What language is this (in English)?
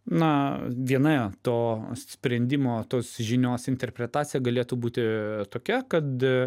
Lithuanian